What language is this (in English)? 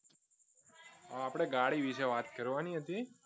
Gujarati